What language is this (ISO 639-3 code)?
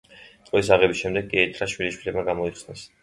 kat